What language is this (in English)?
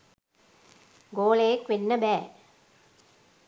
Sinhala